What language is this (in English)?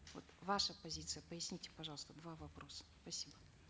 Kazakh